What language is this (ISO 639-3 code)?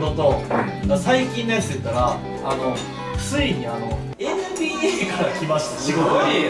jpn